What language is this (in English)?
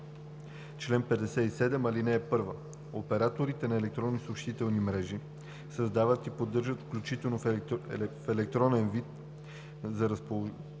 Bulgarian